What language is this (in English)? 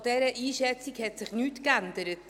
Swiss German